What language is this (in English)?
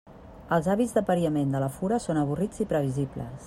Catalan